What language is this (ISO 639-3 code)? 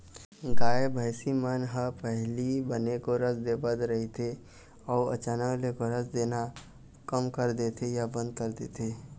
hne